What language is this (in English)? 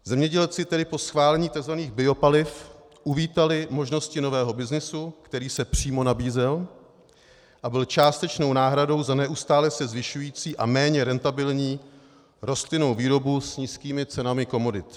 Czech